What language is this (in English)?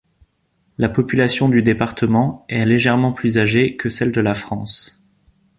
French